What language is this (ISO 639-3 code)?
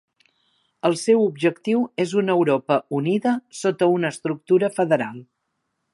cat